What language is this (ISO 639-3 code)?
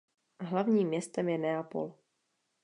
ces